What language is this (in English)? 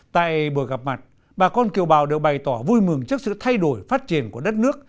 Vietnamese